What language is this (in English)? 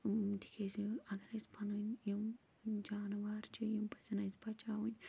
Kashmiri